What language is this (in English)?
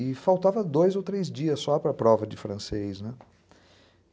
Portuguese